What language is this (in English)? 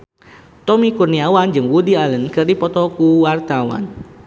Sundanese